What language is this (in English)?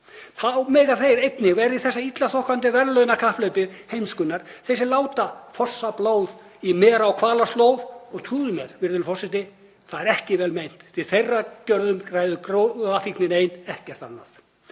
Icelandic